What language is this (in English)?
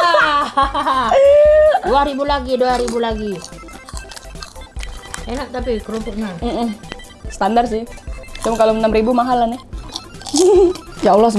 Indonesian